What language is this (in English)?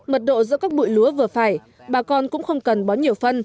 Vietnamese